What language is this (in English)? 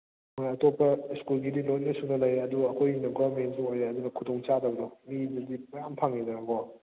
Manipuri